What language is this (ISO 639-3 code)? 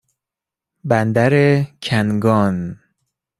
fas